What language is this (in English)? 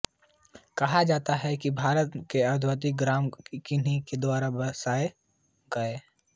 Hindi